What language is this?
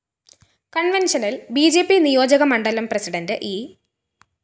Malayalam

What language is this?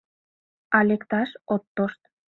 Mari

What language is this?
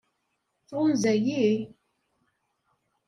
Kabyle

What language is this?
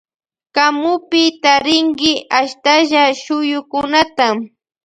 Loja Highland Quichua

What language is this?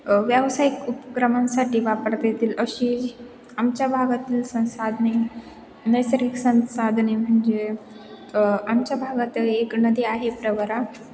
Marathi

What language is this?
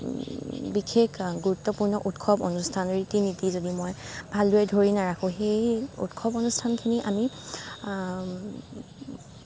Assamese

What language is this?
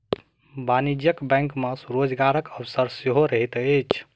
Maithili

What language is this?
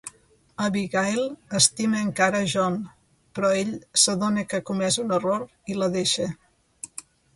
Catalan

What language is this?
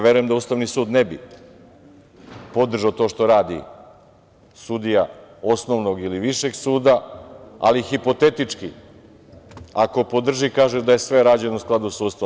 Serbian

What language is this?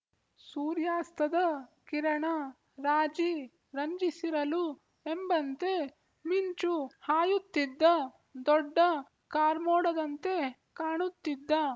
Kannada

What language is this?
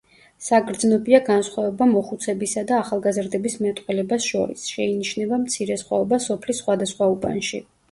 Georgian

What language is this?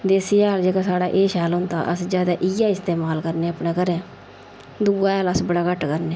Dogri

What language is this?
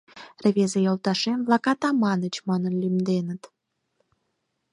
Mari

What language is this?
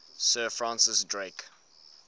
English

